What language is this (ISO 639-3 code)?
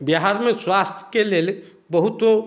mai